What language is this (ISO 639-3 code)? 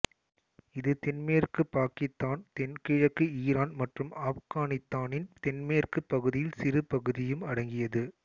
tam